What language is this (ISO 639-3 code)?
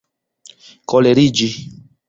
epo